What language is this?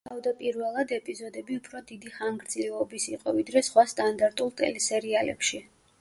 Georgian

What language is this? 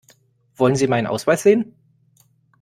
German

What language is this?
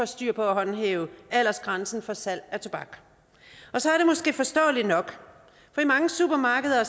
Danish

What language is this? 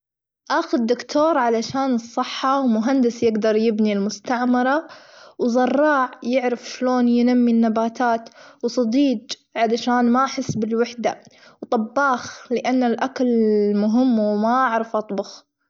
Gulf Arabic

